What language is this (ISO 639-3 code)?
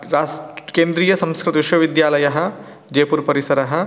san